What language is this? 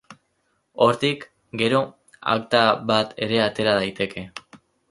Basque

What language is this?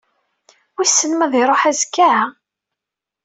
Kabyle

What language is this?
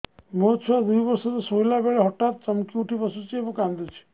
Odia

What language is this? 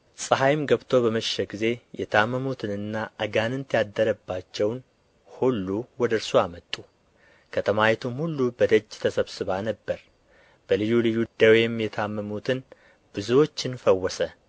Amharic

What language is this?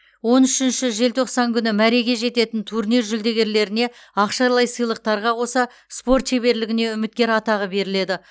Kazakh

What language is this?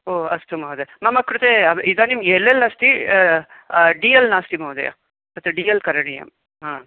Sanskrit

